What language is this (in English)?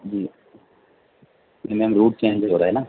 Urdu